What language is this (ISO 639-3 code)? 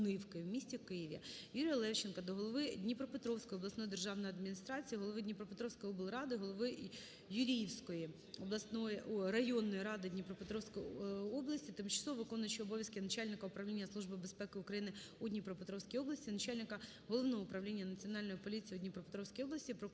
ukr